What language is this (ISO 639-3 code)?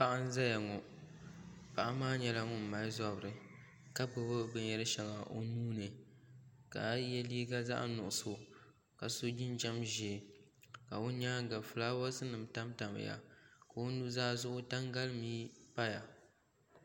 dag